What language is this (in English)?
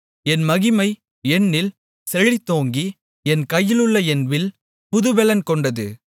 Tamil